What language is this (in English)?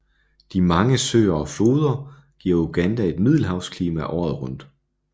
Danish